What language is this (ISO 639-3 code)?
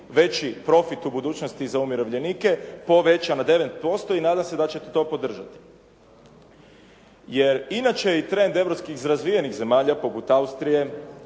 hrv